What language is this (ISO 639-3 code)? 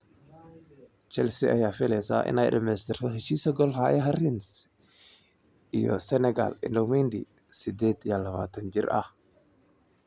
som